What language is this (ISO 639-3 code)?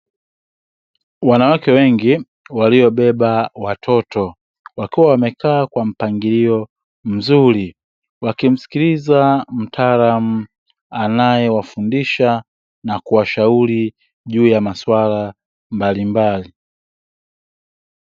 swa